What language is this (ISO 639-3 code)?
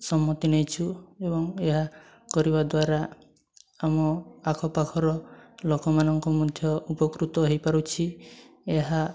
ori